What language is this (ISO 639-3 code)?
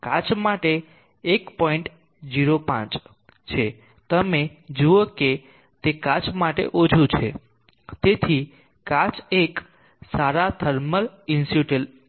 guj